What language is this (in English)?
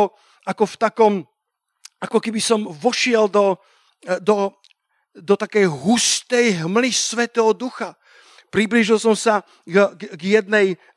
Slovak